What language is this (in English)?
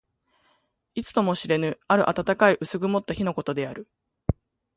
Japanese